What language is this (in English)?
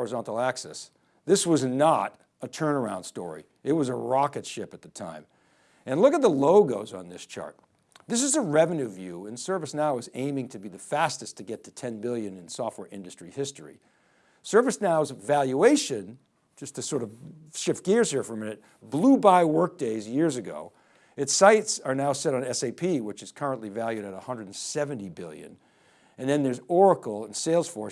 English